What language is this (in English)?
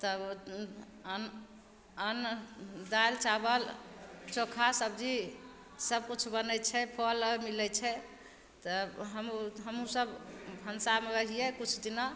Maithili